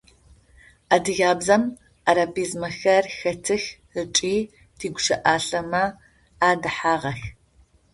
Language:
Adyghe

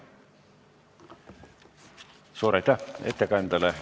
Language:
Estonian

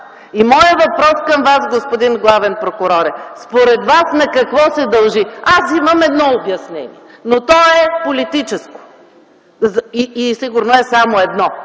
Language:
Bulgarian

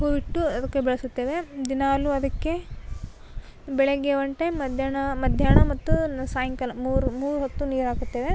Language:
Kannada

